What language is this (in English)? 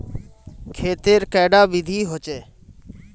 Magahi